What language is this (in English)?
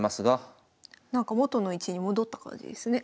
Japanese